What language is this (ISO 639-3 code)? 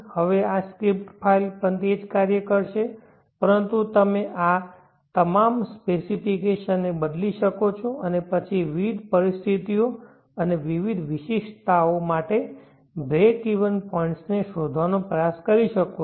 guj